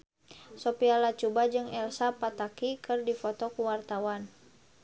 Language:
Sundanese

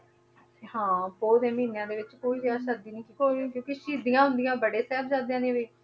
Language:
Punjabi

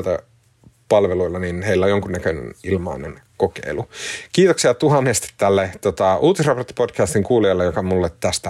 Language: Finnish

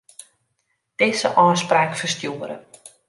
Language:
Western Frisian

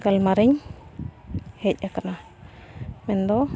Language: Santali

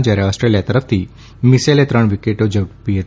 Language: Gujarati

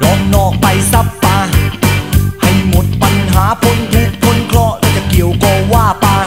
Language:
Thai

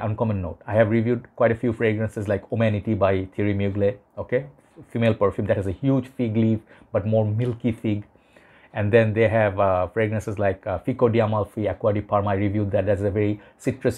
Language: English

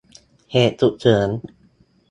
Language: Thai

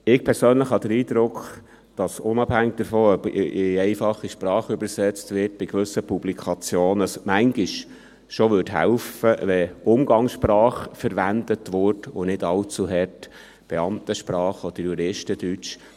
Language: Swiss German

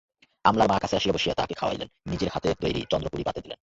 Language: Bangla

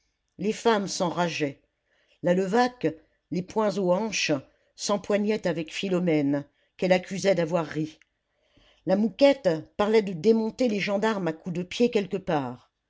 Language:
French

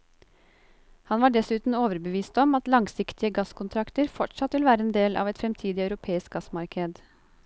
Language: Norwegian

